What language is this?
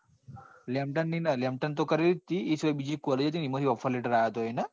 Gujarati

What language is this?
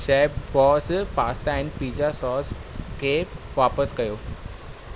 Sindhi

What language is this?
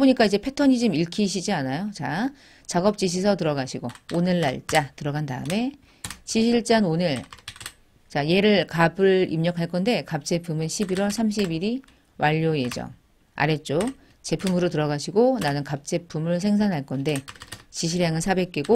Korean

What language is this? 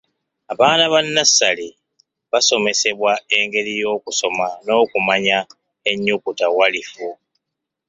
Ganda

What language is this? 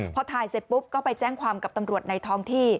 Thai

